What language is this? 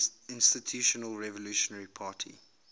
English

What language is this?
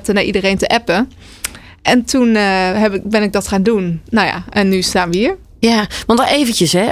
Dutch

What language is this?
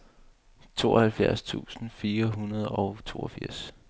Danish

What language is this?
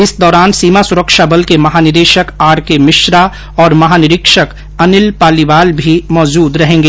Hindi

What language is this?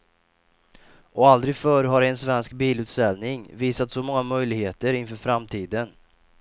Swedish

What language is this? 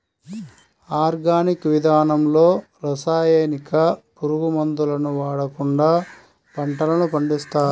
Telugu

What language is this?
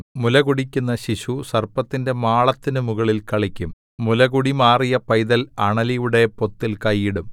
Malayalam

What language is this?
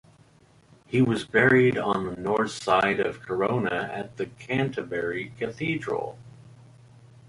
English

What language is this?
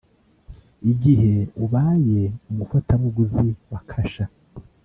Kinyarwanda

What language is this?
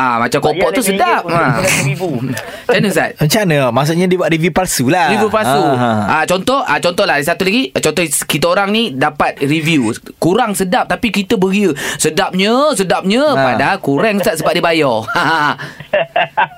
Malay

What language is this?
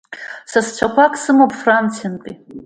Abkhazian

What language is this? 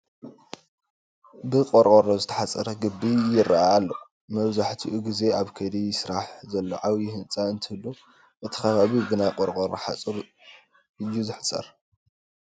Tigrinya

